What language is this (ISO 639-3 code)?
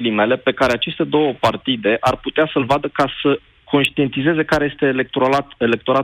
ron